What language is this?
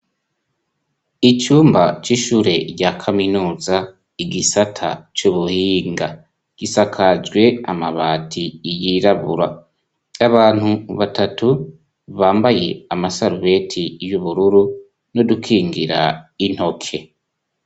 Rundi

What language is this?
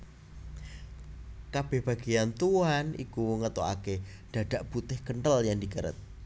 Javanese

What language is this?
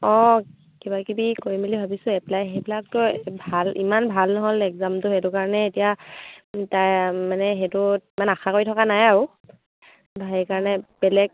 Assamese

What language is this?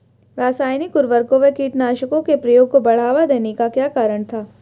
Hindi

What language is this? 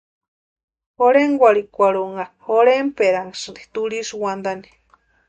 Western Highland Purepecha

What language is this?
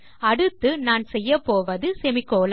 Tamil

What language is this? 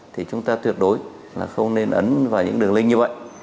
Vietnamese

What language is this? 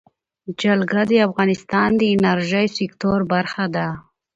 Pashto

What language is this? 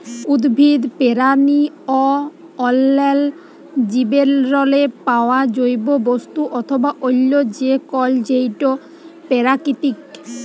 Bangla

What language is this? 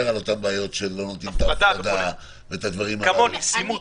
Hebrew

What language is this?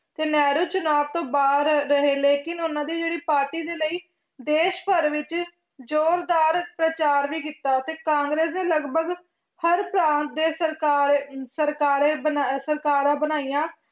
Punjabi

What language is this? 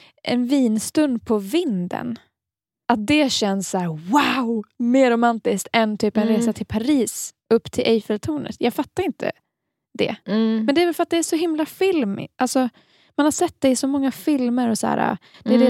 Swedish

